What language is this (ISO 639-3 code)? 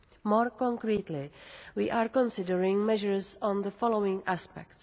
eng